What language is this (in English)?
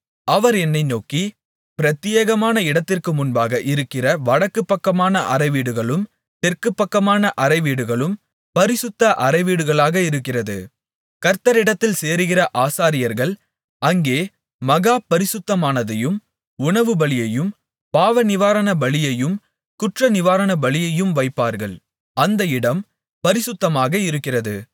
Tamil